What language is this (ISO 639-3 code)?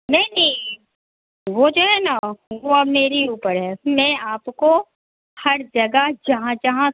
hin